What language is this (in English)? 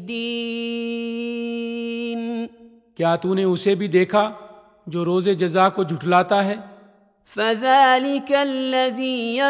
Urdu